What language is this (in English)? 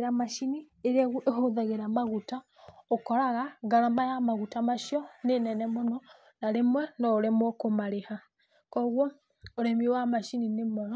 Kikuyu